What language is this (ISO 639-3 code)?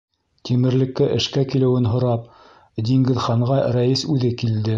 bak